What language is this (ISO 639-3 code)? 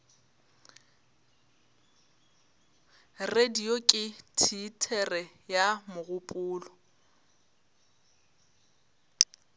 nso